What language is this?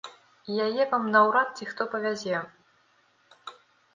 Belarusian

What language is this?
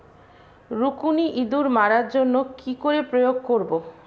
Bangla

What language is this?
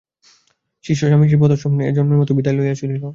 Bangla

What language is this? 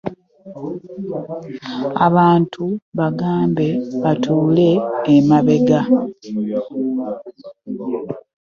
Ganda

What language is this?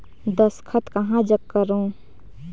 Chhattisgarhi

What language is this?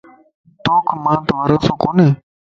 Lasi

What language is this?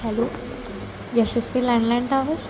Marathi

